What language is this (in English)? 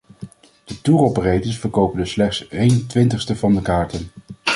Dutch